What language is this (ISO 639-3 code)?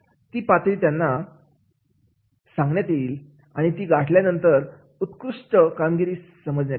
mar